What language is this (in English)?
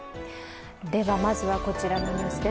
Japanese